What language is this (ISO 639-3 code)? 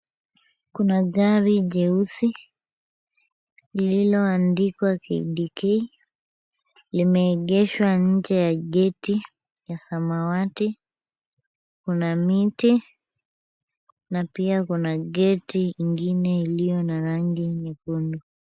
swa